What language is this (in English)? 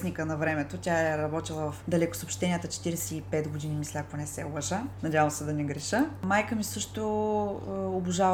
Bulgarian